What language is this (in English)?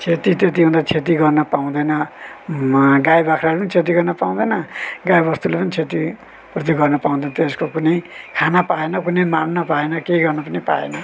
Nepali